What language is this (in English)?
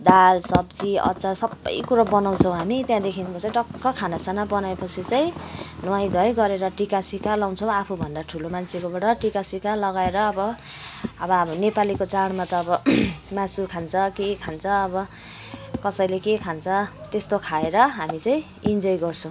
Nepali